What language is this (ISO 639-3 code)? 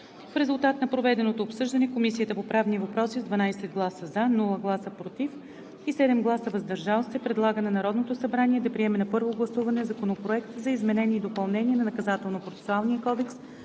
bul